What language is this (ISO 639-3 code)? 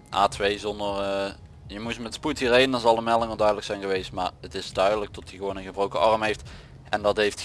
nld